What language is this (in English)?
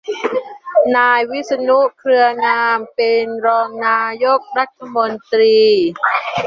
Thai